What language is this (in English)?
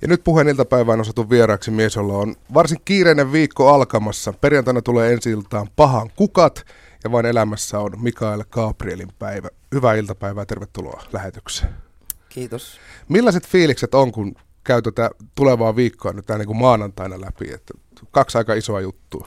Finnish